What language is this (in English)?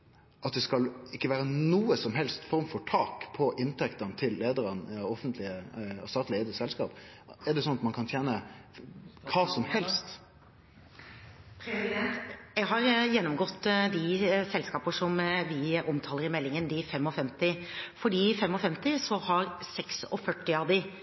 Norwegian